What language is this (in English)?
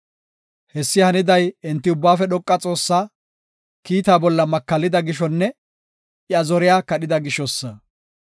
Gofa